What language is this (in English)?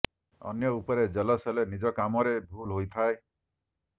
Odia